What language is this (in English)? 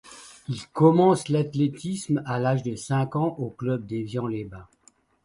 French